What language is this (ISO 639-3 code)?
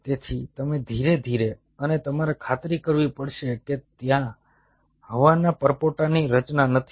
guj